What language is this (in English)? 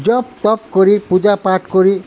Assamese